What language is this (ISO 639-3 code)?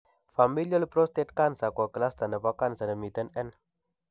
kln